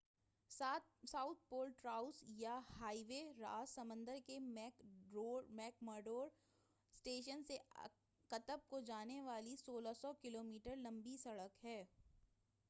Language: Urdu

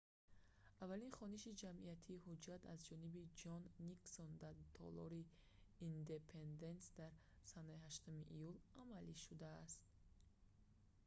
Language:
Tajik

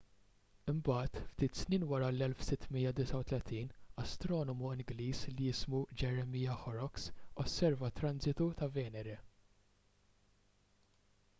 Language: Maltese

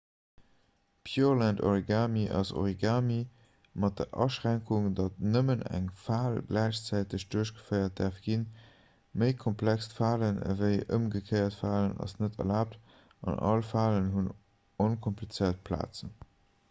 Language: Luxembourgish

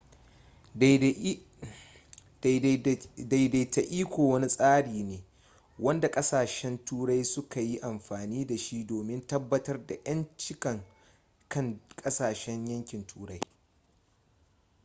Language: Hausa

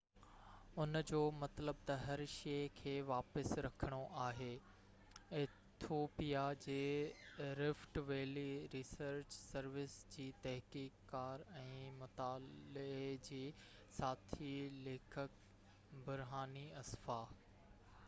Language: Sindhi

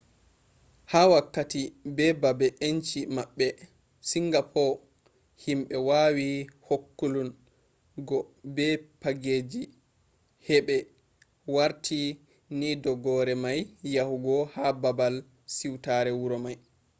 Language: Fula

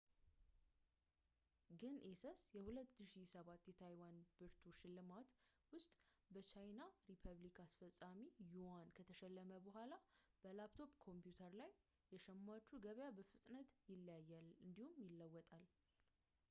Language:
Amharic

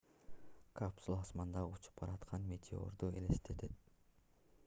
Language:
Kyrgyz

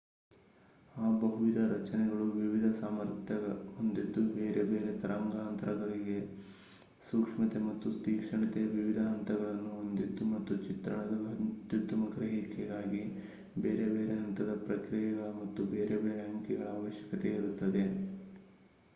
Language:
Kannada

